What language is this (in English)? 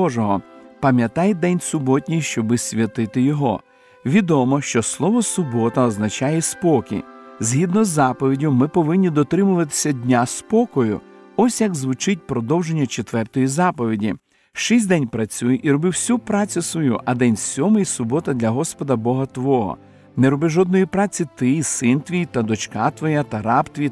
Ukrainian